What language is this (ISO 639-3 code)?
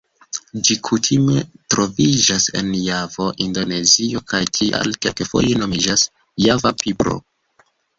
epo